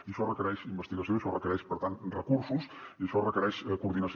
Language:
Catalan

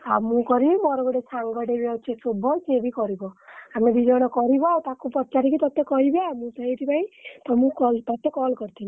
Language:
Odia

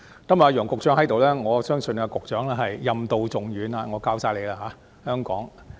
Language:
Cantonese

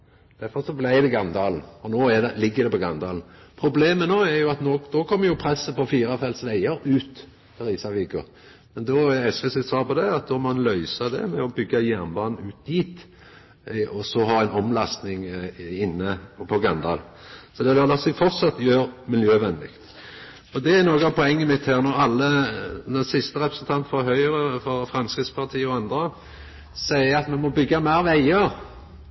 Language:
Norwegian Nynorsk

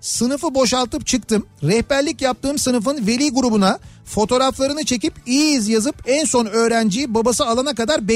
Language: Turkish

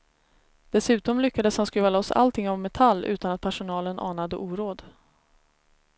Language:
Swedish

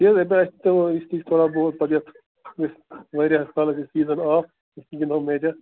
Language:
Kashmiri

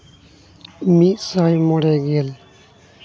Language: Santali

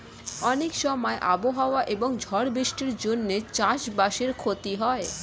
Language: Bangla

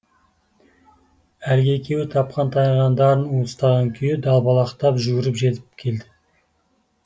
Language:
Kazakh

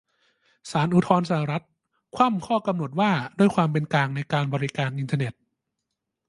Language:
Thai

